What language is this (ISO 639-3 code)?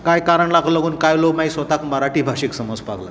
kok